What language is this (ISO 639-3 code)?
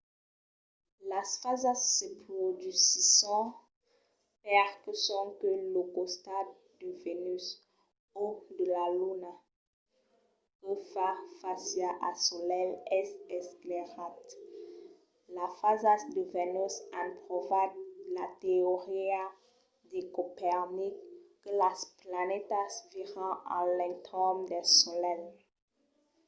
oci